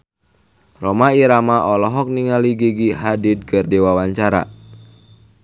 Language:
Sundanese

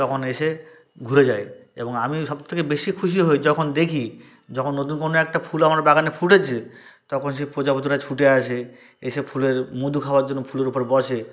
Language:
Bangla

